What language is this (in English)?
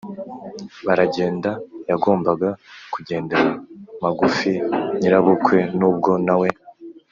Kinyarwanda